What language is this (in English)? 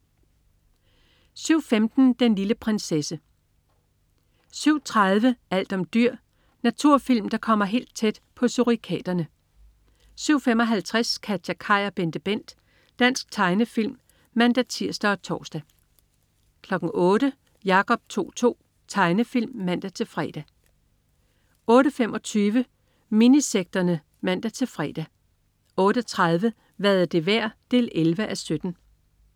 Danish